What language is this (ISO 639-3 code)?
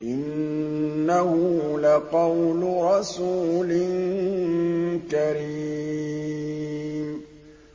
ara